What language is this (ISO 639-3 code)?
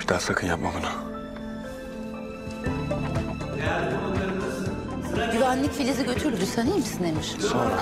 tur